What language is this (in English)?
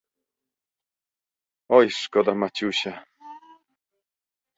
Polish